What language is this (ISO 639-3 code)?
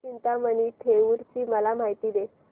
mar